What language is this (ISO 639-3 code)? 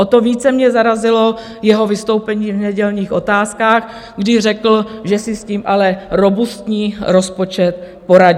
ces